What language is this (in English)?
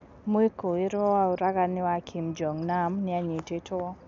Kikuyu